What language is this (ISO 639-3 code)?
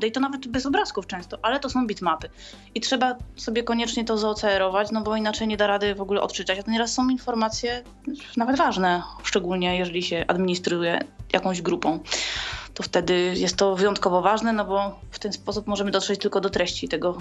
pol